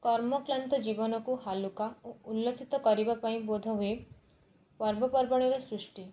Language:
Odia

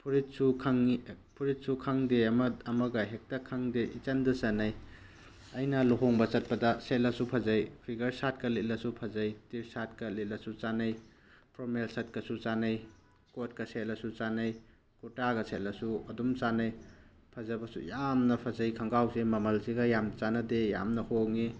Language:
Manipuri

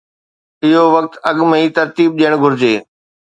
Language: Sindhi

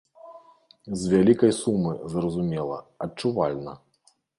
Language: Belarusian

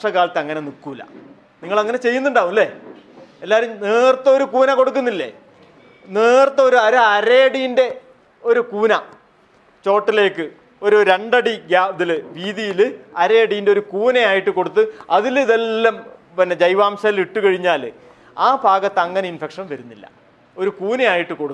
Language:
Malayalam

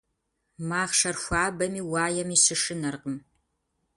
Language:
Kabardian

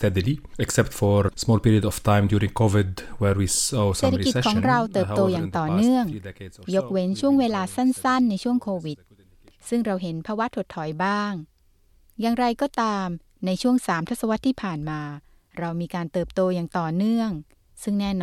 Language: Thai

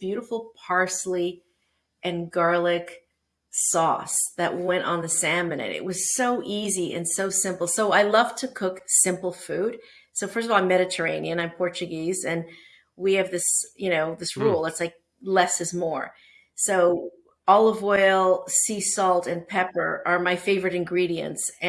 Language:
English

